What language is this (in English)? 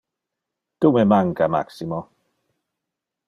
Interlingua